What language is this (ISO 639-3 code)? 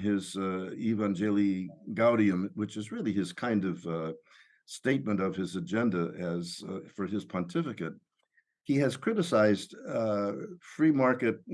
eng